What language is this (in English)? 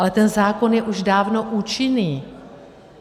Czech